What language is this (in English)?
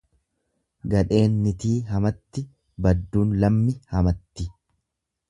Oromo